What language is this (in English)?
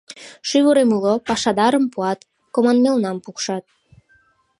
Mari